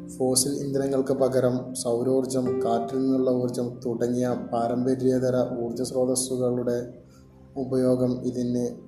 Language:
Malayalam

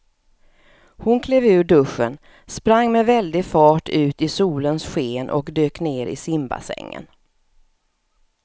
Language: Swedish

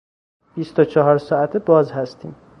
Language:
Persian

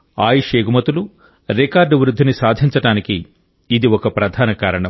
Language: Telugu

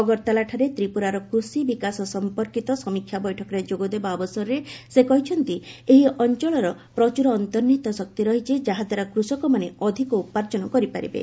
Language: Odia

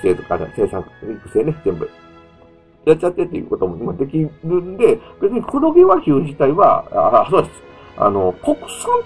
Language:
Japanese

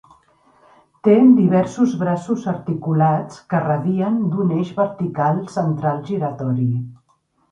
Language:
Catalan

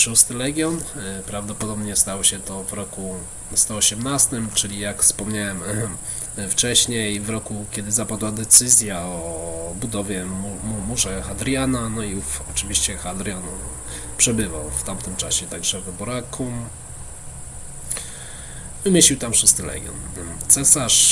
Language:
Polish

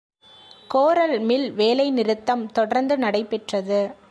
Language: Tamil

